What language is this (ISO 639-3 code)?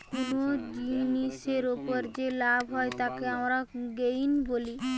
ben